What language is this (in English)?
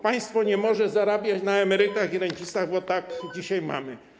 Polish